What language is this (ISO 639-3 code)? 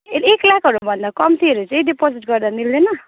nep